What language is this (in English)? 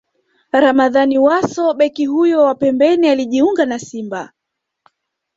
Swahili